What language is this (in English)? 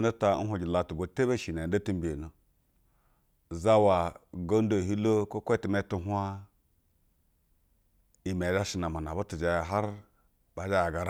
Basa (Nigeria)